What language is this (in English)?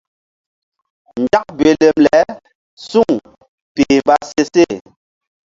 Mbum